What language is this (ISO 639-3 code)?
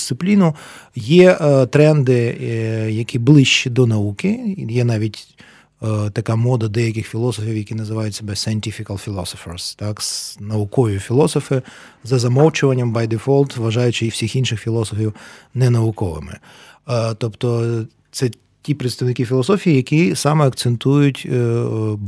ukr